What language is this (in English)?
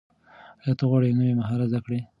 Pashto